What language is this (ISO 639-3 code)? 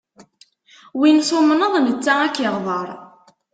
kab